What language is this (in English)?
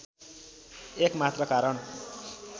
Nepali